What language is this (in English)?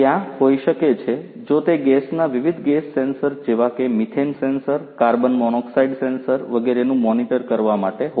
Gujarati